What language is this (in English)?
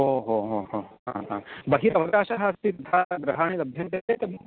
Sanskrit